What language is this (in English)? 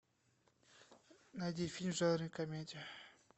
Russian